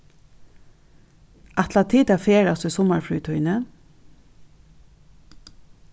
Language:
Faroese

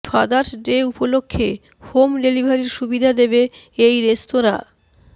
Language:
Bangla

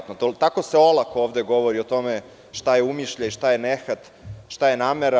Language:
Serbian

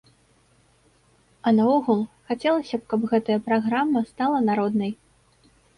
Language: Belarusian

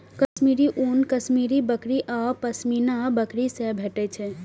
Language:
Maithili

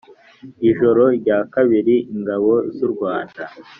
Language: Kinyarwanda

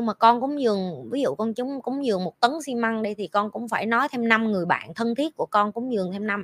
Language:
Vietnamese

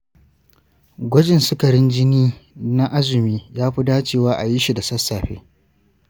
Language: Hausa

